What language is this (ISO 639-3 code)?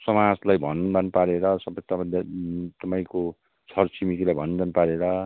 nep